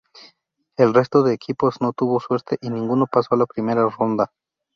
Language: Spanish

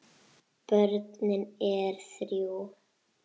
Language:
Icelandic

